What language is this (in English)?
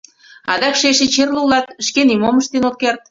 Mari